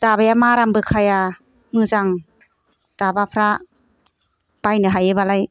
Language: Bodo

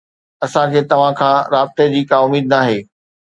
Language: Sindhi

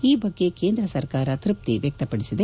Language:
Kannada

